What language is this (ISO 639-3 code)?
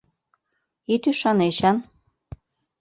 chm